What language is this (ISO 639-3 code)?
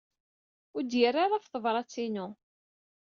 kab